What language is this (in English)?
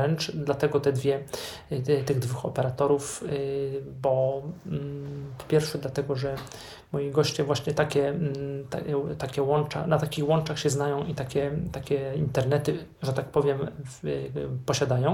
Polish